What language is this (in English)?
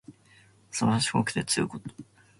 Japanese